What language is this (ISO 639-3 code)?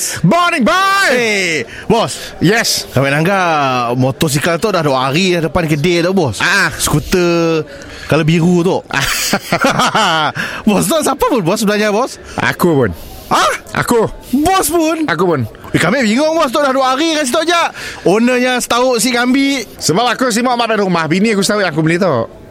msa